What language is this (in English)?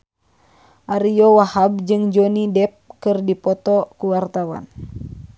Sundanese